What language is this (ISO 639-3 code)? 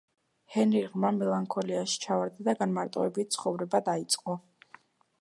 kat